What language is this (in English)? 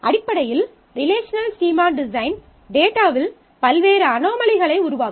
Tamil